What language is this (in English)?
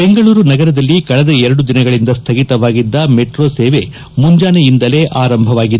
Kannada